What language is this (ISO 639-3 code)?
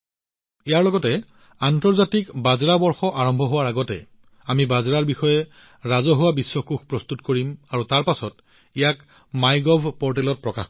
asm